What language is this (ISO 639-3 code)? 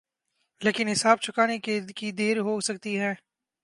urd